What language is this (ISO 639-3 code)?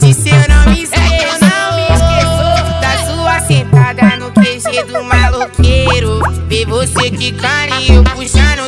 por